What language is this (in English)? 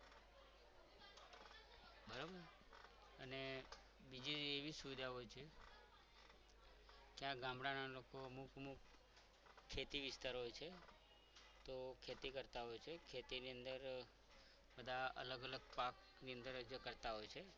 Gujarati